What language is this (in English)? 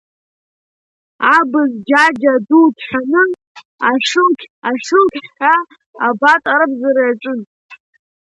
Abkhazian